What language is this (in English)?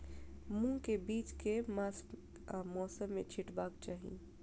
Maithili